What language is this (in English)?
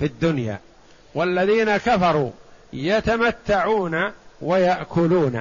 Arabic